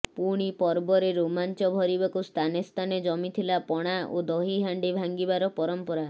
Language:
Odia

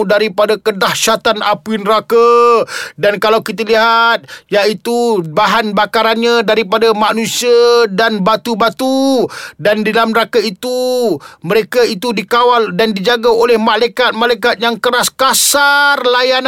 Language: Malay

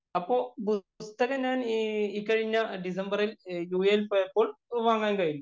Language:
Malayalam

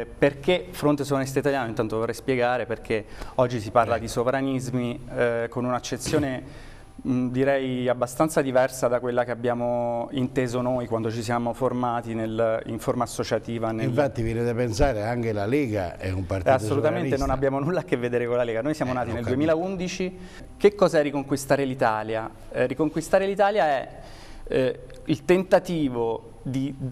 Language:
Italian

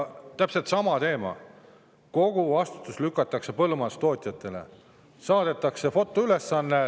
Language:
Estonian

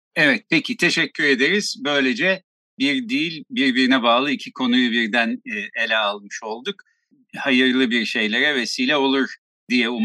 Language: Turkish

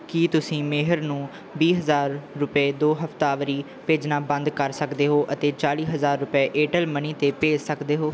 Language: Punjabi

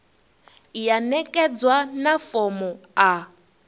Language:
Venda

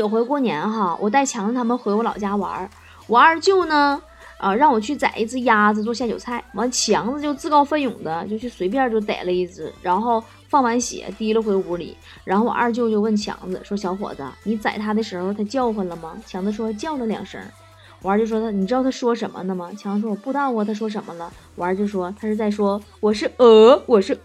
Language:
Chinese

